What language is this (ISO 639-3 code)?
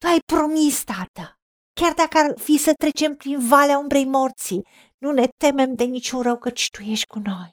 ron